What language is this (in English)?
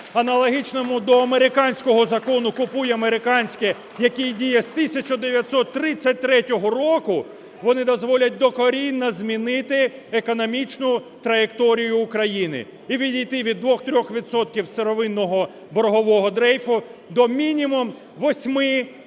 Ukrainian